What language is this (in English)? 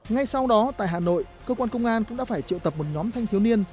Vietnamese